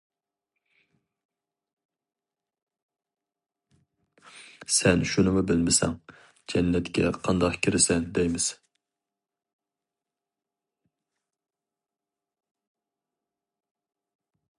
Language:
Uyghur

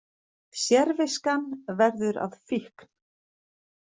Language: Icelandic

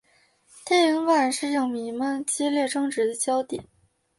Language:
Chinese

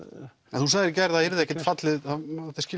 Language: Icelandic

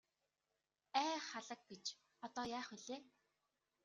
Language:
Mongolian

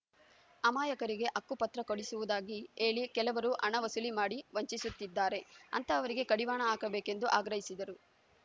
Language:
Kannada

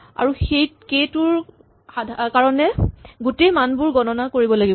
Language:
Assamese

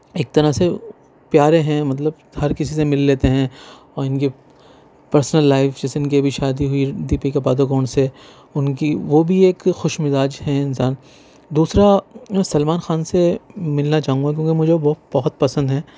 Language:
Urdu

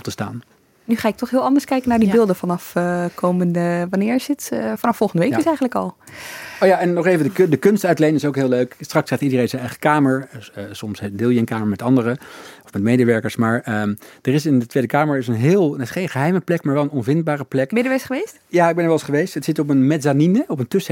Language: Dutch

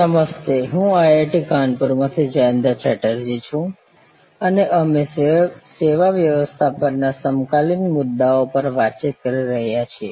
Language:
Gujarati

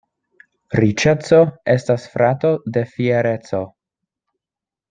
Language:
Esperanto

